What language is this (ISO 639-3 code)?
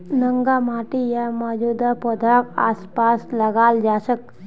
mag